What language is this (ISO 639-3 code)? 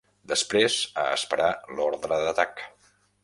cat